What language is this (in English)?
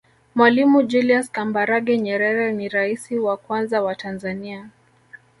Swahili